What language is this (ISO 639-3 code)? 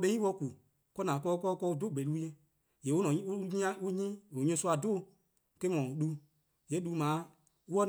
kqo